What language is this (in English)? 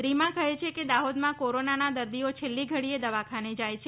Gujarati